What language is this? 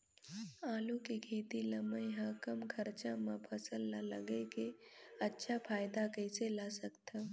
Chhattisgarhi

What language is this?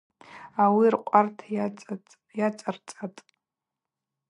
Abaza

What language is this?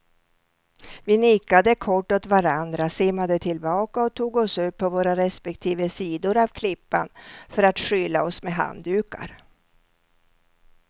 Swedish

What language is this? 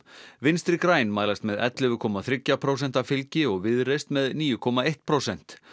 Icelandic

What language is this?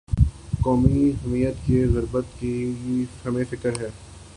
Urdu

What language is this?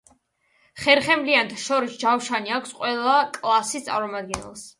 Georgian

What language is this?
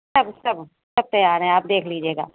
Urdu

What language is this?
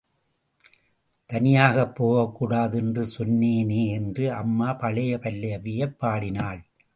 Tamil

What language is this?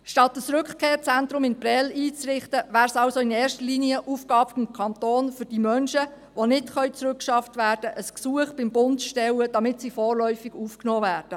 Swiss German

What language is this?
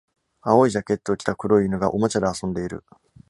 Japanese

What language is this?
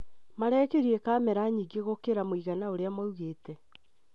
Kikuyu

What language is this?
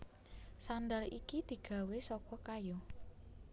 Javanese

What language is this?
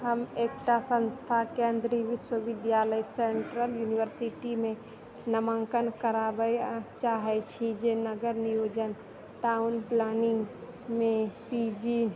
Maithili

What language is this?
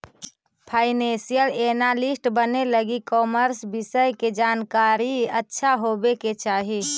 Magahi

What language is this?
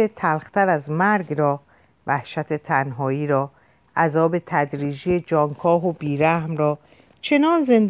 Persian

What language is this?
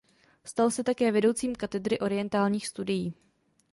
Czech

